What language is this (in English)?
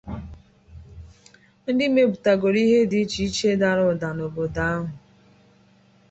Igbo